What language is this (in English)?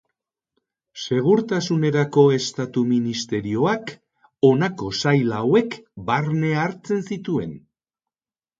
Basque